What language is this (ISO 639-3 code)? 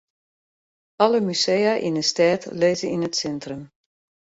fry